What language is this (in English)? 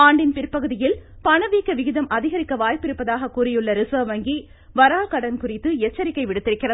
Tamil